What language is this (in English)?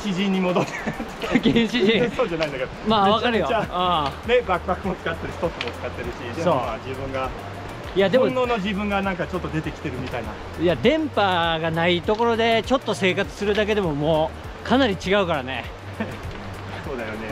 Japanese